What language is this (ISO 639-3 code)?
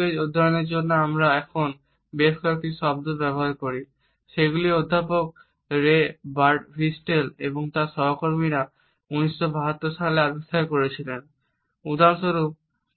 ben